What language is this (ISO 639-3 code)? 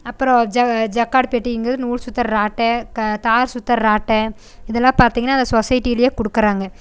tam